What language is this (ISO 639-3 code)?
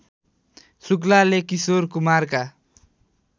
nep